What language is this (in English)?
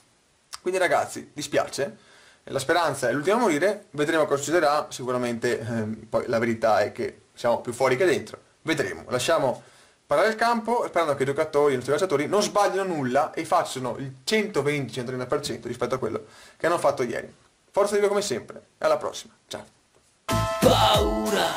Italian